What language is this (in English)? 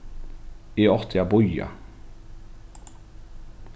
Faroese